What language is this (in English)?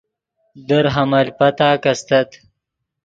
Yidgha